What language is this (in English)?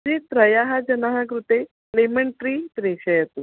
Sanskrit